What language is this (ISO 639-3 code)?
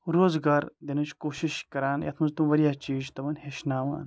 kas